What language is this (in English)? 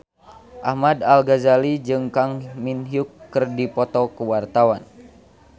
Sundanese